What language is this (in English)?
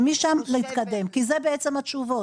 Hebrew